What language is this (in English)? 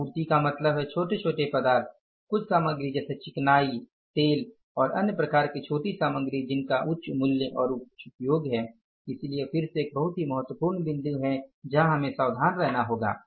Hindi